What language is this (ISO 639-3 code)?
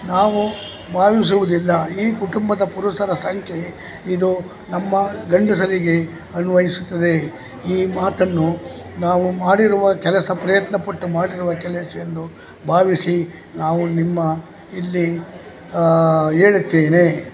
kan